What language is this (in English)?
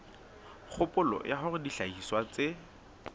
Southern Sotho